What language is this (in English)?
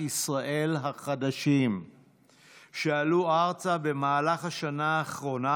Hebrew